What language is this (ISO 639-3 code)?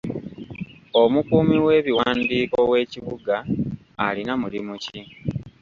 lug